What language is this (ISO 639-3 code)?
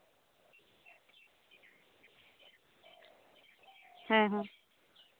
sat